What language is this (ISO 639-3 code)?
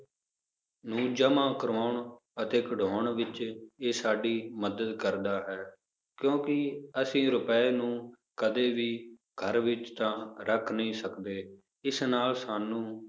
pan